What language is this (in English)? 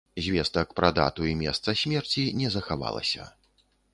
Belarusian